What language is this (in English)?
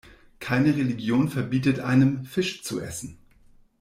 German